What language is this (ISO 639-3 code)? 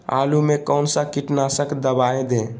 mag